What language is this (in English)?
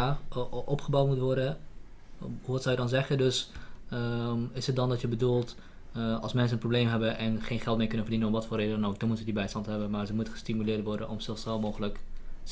Dutch